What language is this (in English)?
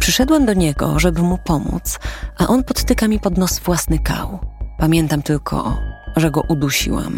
Polish